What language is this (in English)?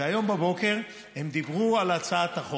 Hebrew